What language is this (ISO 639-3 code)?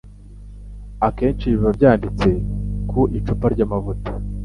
kin